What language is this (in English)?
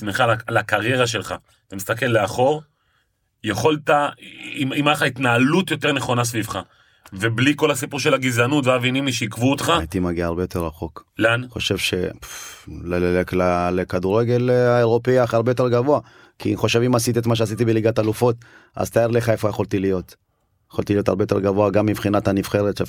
Hebrew